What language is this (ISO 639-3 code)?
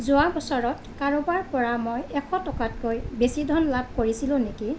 asm